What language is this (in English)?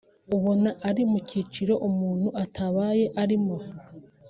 Kinyarwanda